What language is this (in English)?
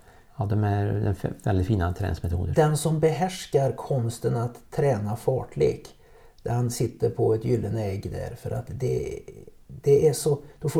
Swedish